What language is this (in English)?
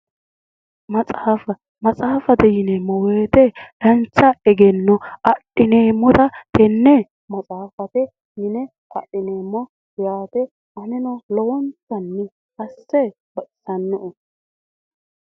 Sidamo